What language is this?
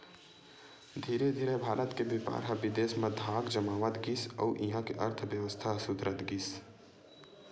Chhattisgarhi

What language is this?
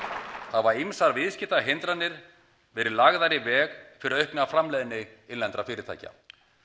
Icelandic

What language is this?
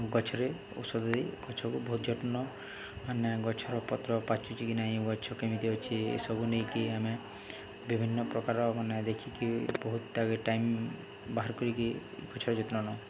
Odia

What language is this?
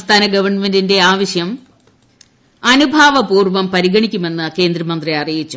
Malayalam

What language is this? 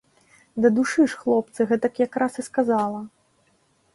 Belarusian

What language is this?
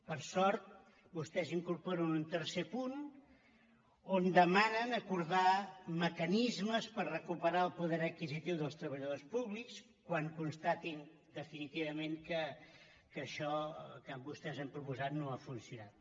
Catalan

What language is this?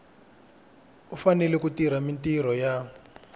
Tsonga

